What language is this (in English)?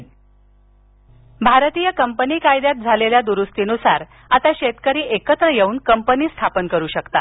Marathi